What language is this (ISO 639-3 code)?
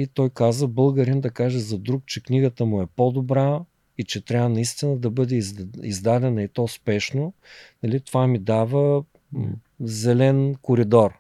bul